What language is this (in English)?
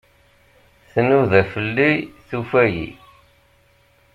Kabyle